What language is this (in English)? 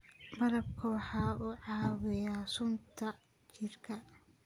Somali